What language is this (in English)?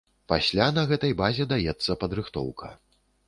Belarusian